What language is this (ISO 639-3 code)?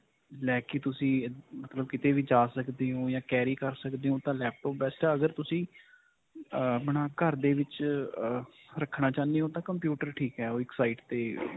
pan